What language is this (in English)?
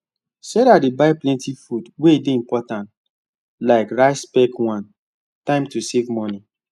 Nigerian Pidgin